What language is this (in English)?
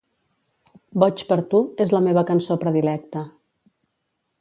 Catalan